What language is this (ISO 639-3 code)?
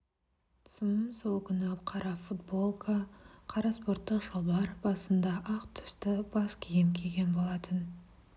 kaz